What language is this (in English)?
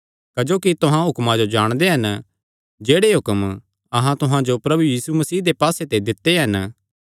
Kangri